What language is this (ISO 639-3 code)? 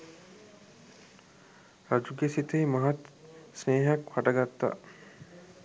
sin